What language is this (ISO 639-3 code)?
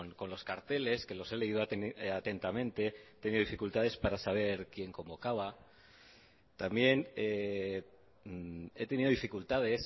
spa